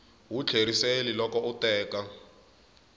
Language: Tsonga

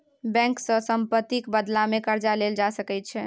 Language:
Maithili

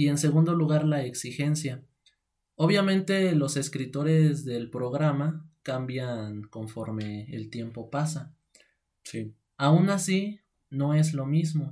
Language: Spanish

